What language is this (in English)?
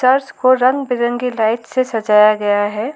Hindi